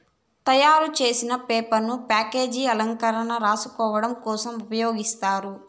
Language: Telugu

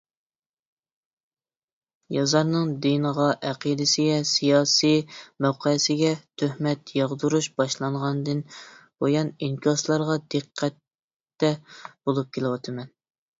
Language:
Uyghur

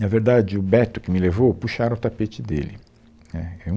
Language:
Portuguese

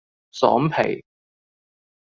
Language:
Cantonese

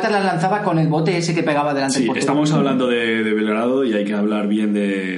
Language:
Spanish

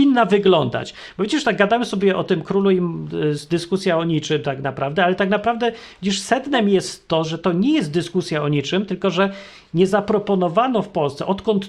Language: Polish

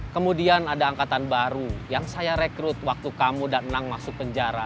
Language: Indonesian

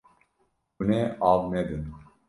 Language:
Kurdish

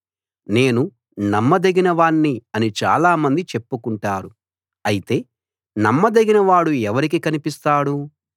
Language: Telugu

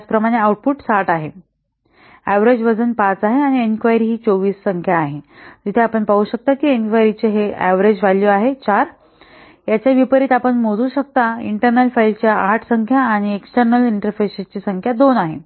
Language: Marathi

